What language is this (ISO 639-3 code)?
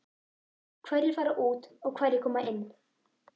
isl